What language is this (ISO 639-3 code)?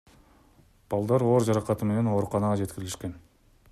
kir